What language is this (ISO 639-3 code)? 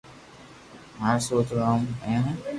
lrk